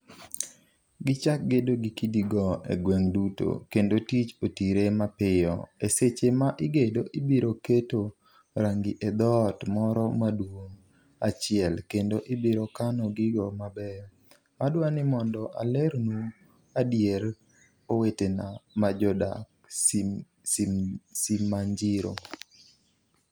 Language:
Luo (Kenya and Tanzania)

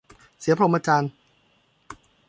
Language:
Thai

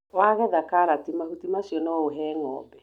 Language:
Kikuyu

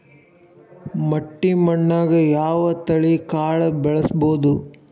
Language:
Kannada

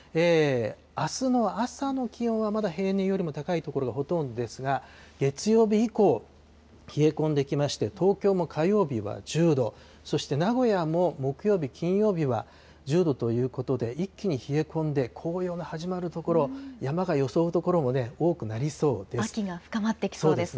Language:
Japanese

